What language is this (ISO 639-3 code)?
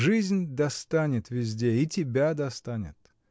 rus